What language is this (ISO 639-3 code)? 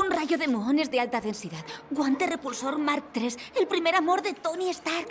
spa